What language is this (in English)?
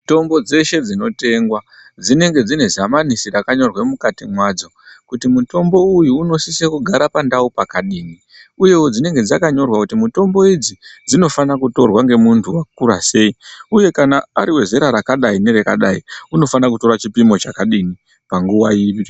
Ndau